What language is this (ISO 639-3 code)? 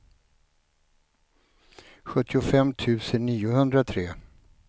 swe